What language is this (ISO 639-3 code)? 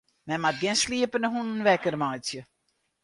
fry